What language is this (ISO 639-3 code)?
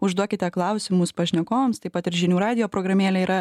lit